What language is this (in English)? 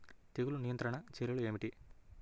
Telugu